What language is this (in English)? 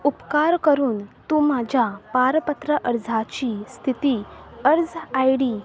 Konkani